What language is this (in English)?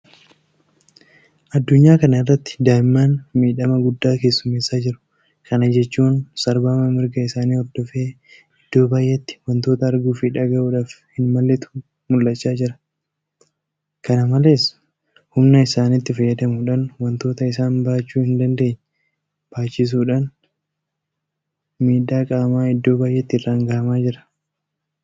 Oromo